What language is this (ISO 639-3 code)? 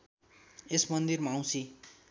nep